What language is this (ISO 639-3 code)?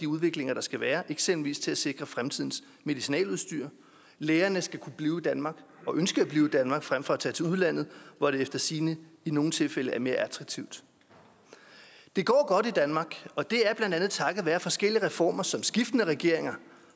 dan